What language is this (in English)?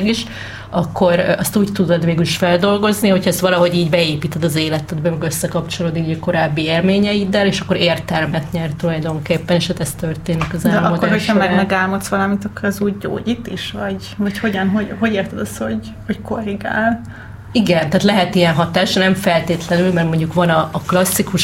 Hungarian